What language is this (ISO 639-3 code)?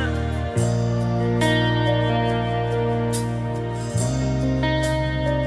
tha